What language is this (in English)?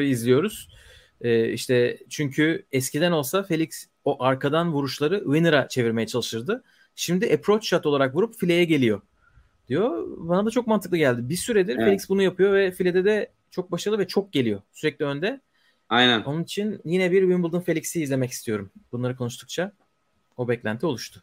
Turkish